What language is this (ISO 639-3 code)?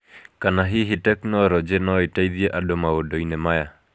kik